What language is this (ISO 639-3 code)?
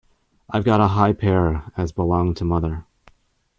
eng